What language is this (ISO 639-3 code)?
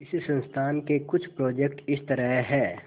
hin